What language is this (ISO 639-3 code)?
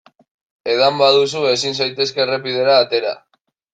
eus